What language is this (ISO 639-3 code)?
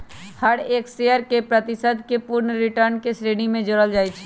mag